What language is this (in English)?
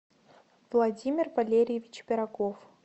Russian